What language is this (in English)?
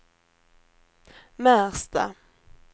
Swedish